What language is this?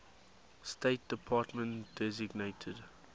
English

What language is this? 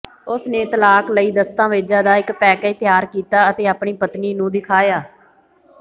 Punjabi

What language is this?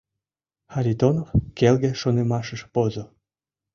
Mari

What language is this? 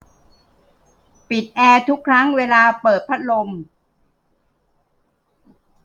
Thai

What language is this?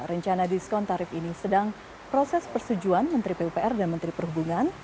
Indonesian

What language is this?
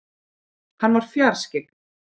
Icelandic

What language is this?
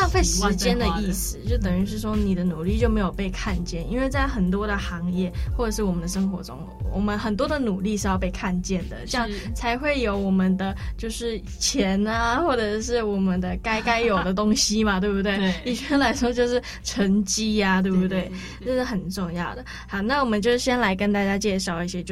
Chinese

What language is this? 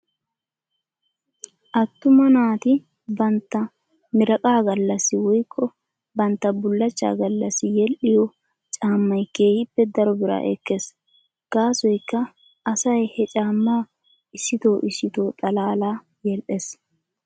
Wolaytta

